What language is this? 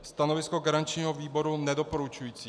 Czech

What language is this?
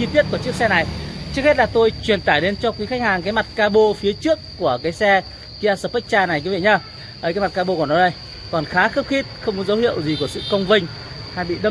Vietnamese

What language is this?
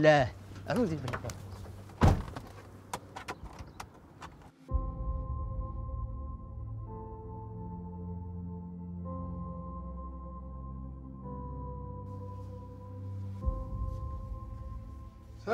Arabic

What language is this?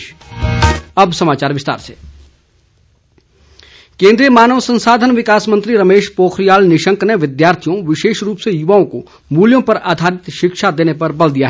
Hindi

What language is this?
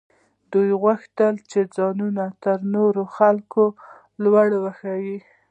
Pashto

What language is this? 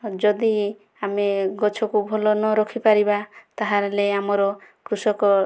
Odia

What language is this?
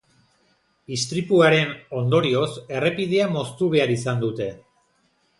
Basque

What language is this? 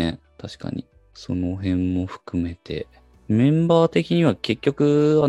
Japanese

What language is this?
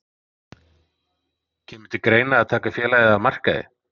Icelandic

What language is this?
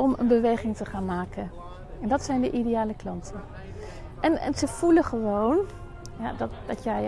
Dutch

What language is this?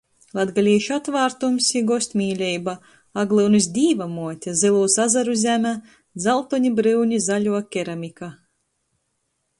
Latgalian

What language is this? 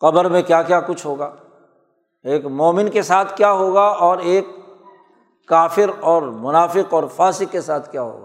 Urdu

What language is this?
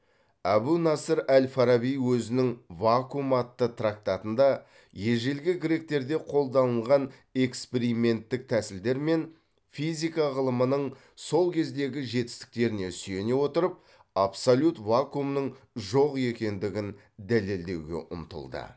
Kazakh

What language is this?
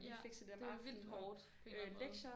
Danish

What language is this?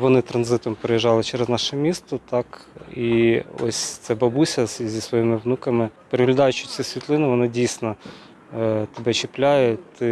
Ukrainian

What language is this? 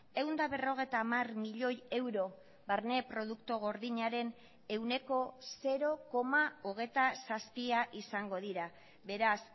Basque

